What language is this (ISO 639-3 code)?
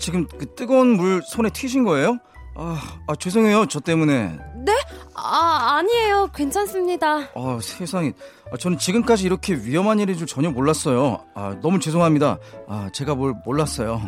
kor